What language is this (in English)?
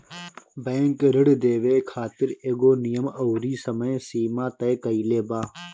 Bhojpuri